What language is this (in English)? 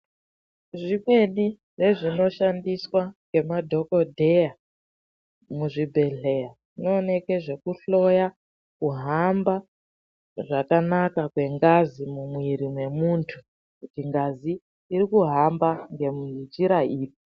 Ndau